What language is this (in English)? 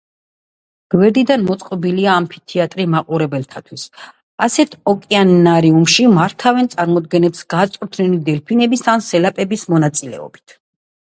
Georgian